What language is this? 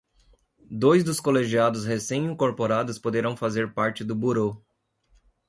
Portuguese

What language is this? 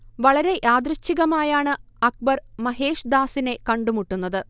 Malayalam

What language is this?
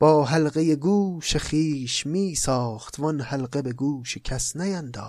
Persian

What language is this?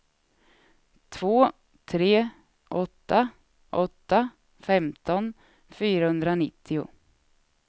Swedish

